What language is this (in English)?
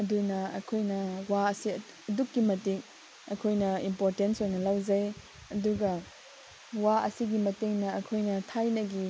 Manipuri